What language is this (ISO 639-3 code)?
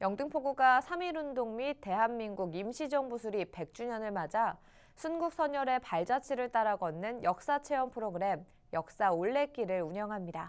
kor